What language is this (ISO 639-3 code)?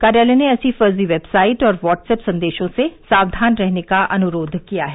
hin